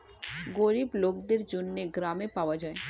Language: Bangla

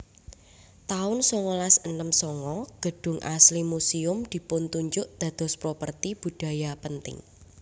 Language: Javanese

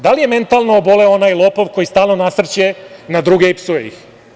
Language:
Serbian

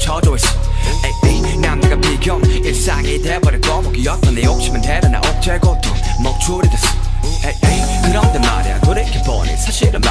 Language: Polish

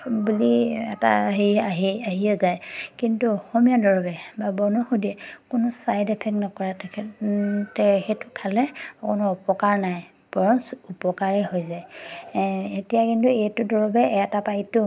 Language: Assamese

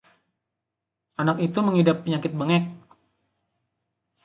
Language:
Indonesian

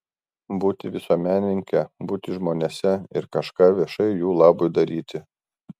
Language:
Lithuanian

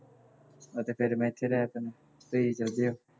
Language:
Punjabi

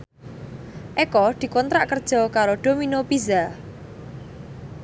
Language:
Javanese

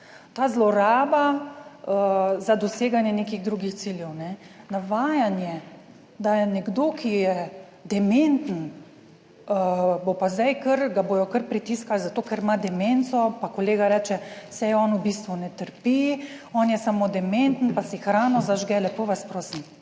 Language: Slovenian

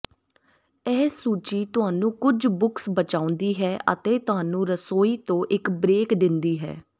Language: Punjabi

